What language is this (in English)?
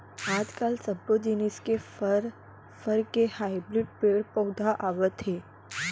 Chhattisgarhi